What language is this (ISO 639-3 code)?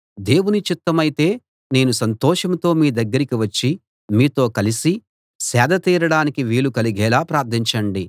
tel